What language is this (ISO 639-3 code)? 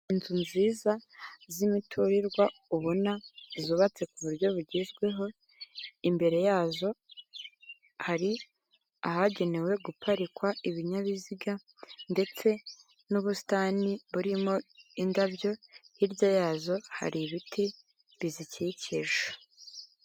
kin